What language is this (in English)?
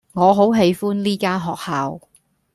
Cantonese